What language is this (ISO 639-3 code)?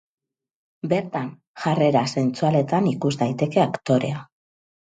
eus